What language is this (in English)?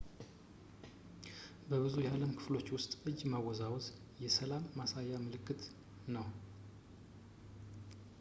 Amharic